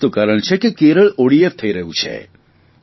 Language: Gujarati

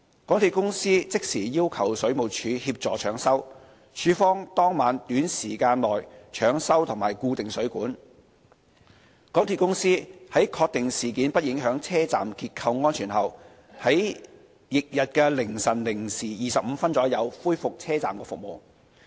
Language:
Cantonese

